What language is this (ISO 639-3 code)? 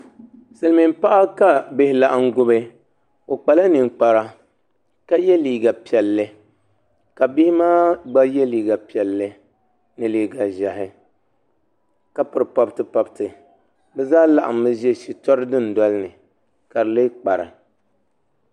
dag